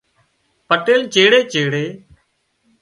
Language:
Wadiyara Koli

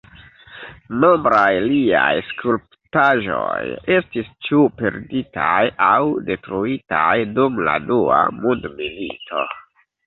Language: Esperanto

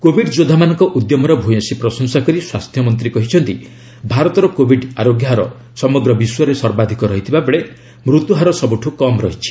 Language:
Odia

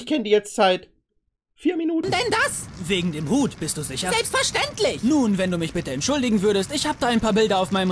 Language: German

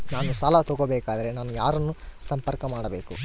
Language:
Kannada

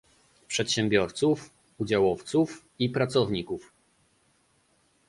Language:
Polish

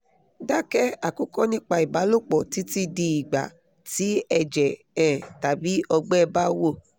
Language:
Yoruba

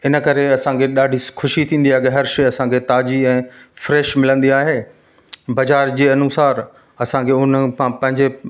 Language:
Sindhi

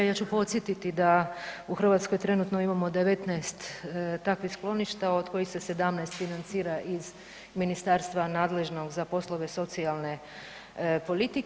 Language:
Croatian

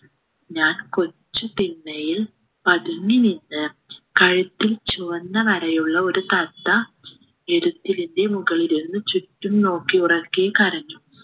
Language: Malayalam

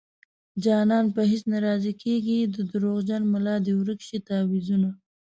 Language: Pashto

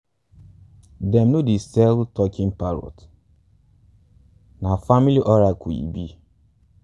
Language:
Nigerian Pidgin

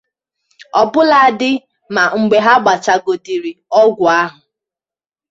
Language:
Igbo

